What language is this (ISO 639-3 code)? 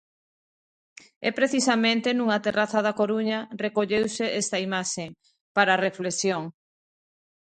glg